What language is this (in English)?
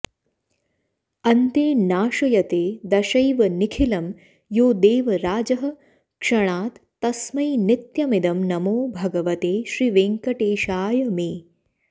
Sanskrit